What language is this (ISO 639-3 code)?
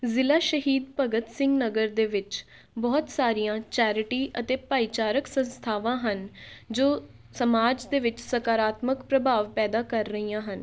pan